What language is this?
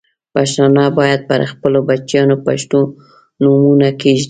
Pashto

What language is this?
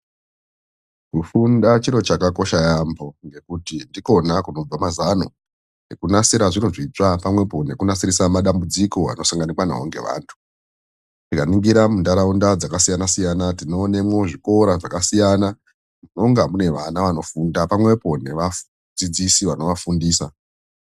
Ndau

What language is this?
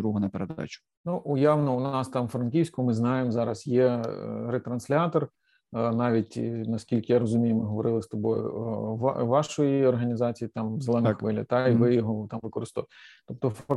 Ukrainian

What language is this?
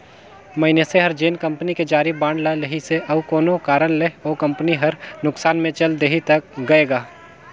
Chhattisgarhi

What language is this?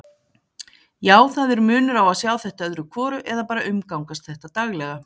Icelandic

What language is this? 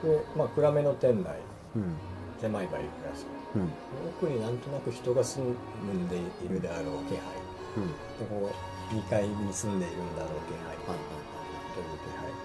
Japanese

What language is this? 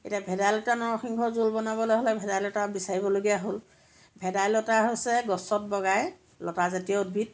Assamese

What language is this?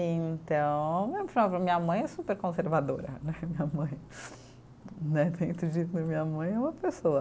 Portuguese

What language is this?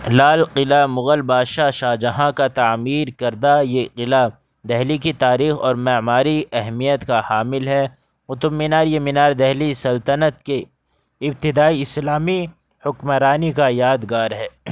Urdu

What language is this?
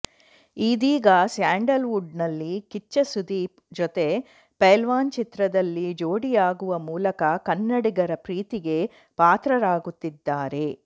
Kannada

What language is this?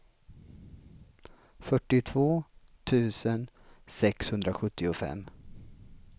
Swedish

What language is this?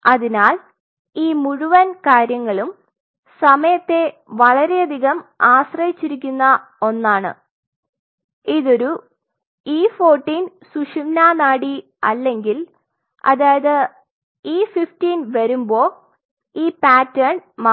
Malayalam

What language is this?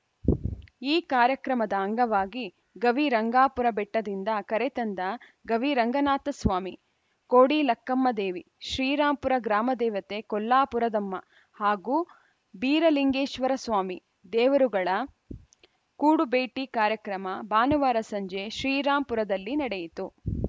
Kannada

